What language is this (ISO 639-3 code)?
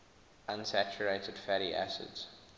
eng